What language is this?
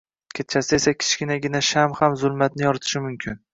Uzbek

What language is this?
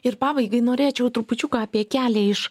Lithuanian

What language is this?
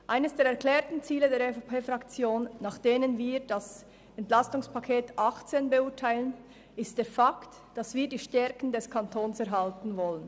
Swiss German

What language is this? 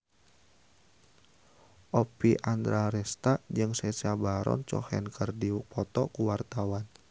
Sundanese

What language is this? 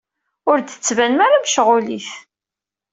Kabyle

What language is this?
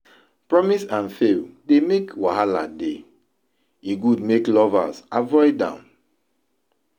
Nigerian Pidgin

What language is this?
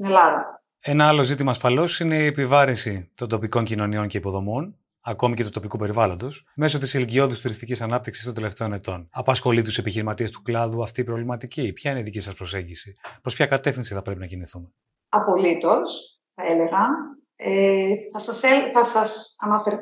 Greek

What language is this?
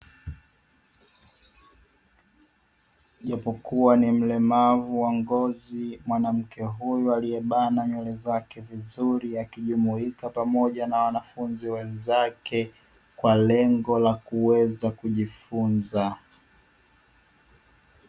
Swahili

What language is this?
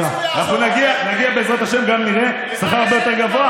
Hebrew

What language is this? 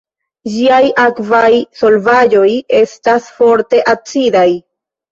Esperanto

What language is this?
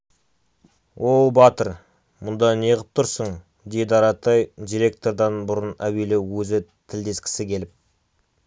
Kazakh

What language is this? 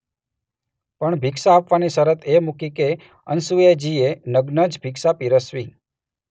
Gujarati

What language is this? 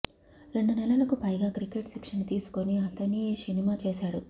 Telugu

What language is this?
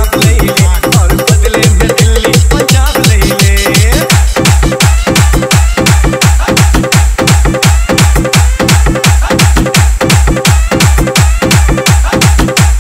Arabic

